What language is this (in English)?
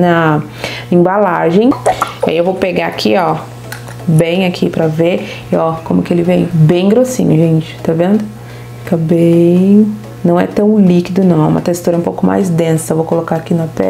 Portuguese